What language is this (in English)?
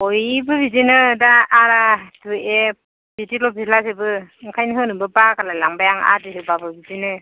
Bodo